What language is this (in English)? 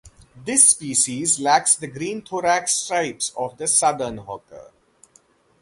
English